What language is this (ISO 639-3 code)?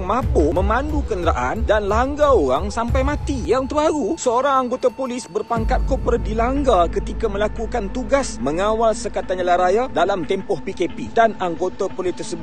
msa